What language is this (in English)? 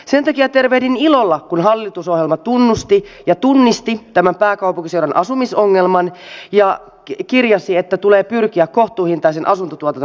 Finnish